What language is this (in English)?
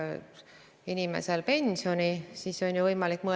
Estonian